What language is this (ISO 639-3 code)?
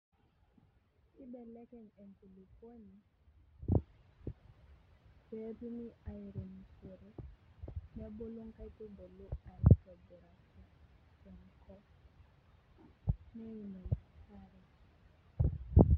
mas